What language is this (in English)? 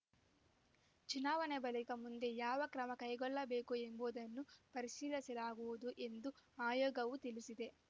Kannada